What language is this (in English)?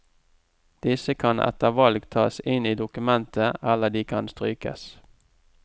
Norwegian